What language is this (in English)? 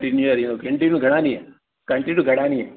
Sindhi